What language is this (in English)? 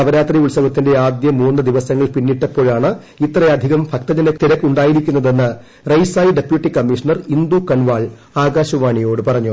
Malayalam